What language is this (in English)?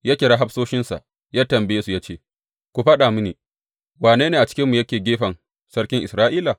Hausa